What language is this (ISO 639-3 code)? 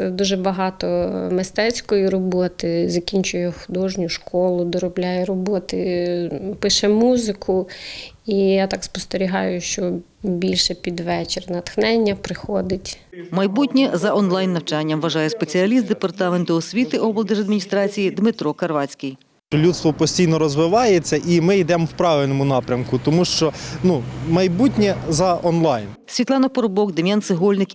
ukr